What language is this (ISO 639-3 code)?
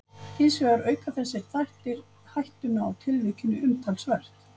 isl